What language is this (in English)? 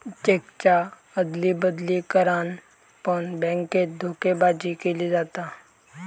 Marathi